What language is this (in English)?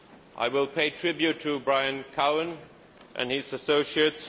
English